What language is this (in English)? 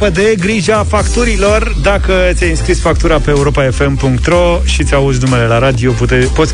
Romanian